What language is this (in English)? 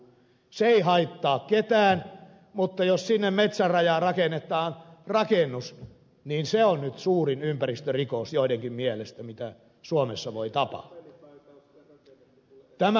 Finnish